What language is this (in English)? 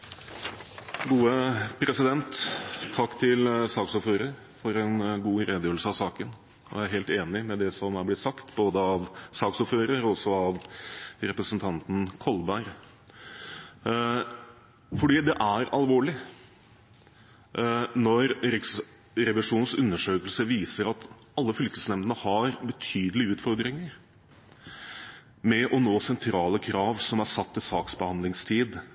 Norwegian Bokmål